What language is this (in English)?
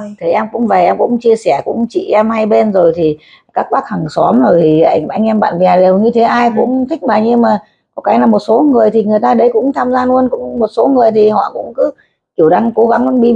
Vietnamese